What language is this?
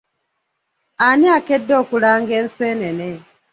Ganda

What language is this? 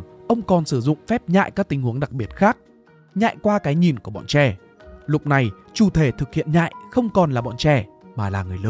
Vietnamese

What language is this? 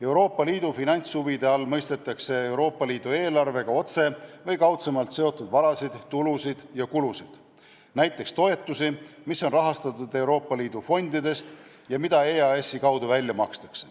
Estonian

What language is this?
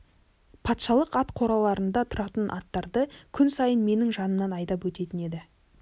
Kazakh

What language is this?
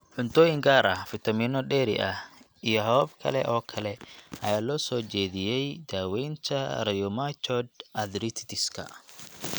Somali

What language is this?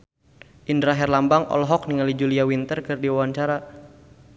Sundanese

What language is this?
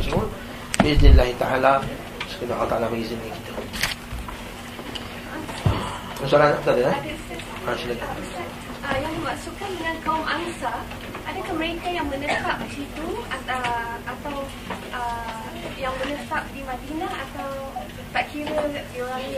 Malay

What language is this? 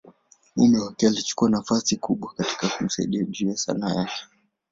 Swahili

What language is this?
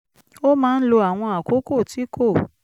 Yoruba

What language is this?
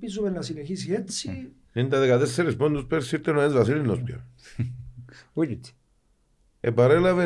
Greek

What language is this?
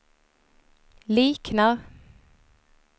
Swedish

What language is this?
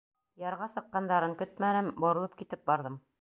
Bashkir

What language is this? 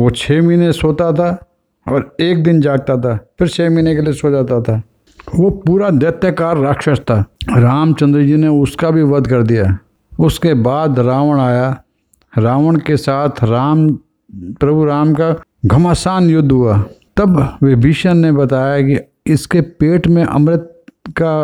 Hindi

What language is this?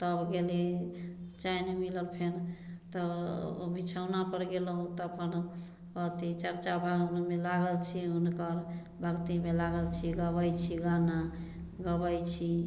Maithili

